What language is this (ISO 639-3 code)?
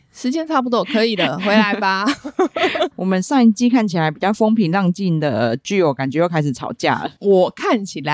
zho